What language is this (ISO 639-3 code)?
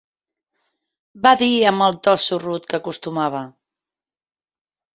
cat